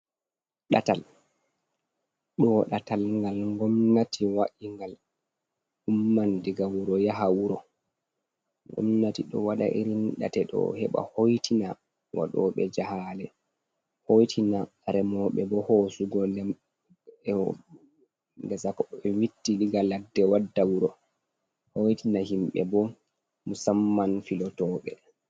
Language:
Fula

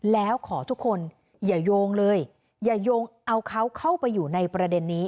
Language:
Thai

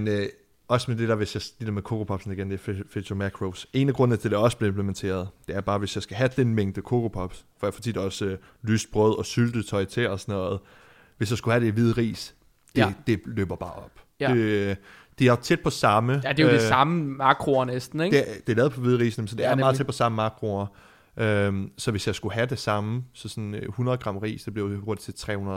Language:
Danish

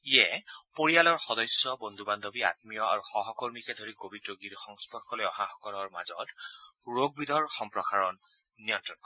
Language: Assamese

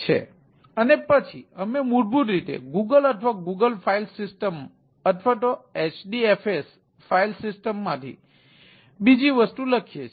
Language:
Gujarati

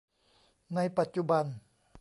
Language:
Thai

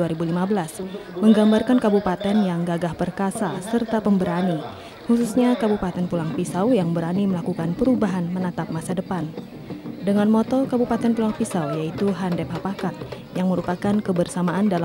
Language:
Indonesian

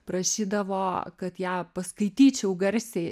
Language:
Lithuanian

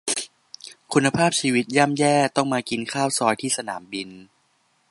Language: Thai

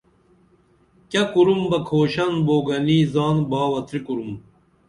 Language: Dameli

